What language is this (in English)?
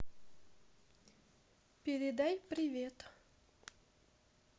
Russian